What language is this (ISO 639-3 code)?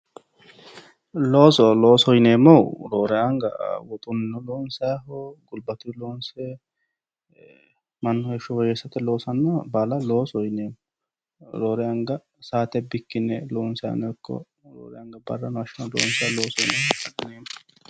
sid